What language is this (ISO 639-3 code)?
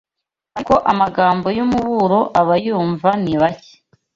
kin